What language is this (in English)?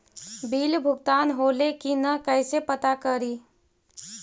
Magahi